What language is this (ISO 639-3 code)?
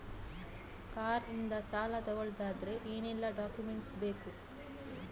kan